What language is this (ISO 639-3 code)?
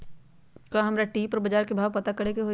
mag